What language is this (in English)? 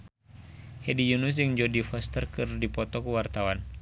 Sundanese